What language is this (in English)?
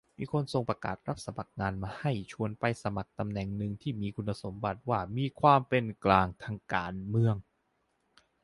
Thai